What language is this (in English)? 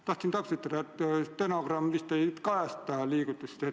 Estonian